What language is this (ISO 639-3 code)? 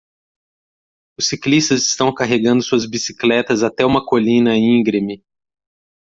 por